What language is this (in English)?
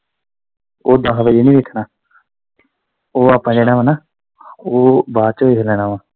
Punjabi